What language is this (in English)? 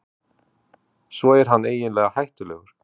Icelandic